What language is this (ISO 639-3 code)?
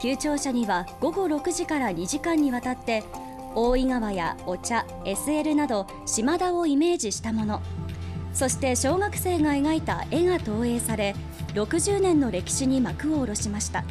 jpn